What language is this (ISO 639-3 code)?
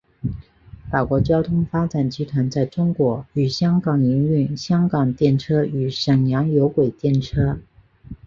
zho